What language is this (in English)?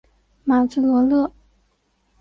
Chinese